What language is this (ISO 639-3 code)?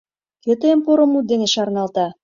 chm